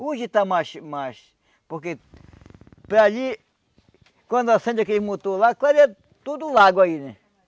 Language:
Portuguese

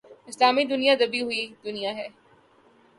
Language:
Urdu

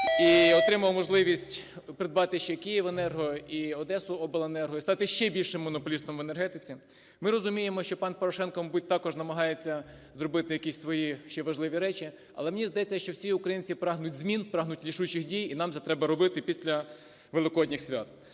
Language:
Ukrainian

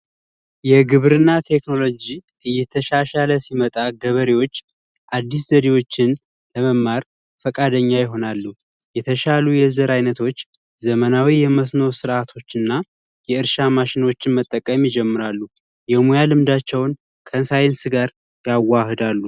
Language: Amharic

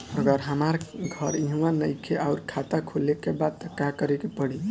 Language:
Bhojpuri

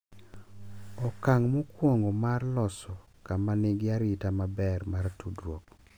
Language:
Luo (Kenya and Tanzania)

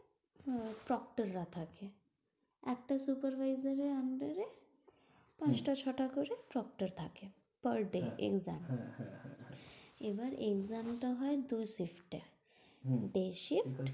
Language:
Bangla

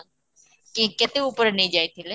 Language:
Odia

